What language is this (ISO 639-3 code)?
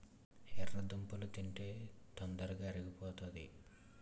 tel